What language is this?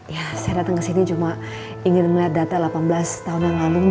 Indonesian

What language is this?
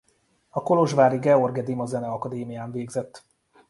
Hungarian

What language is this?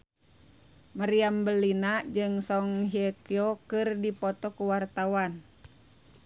Sundanese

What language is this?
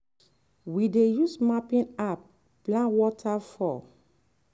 Nigerian Pidgin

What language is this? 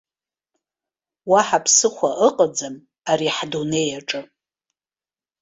Abkhazian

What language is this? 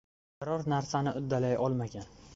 Uzbek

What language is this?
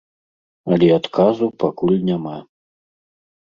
Belarusian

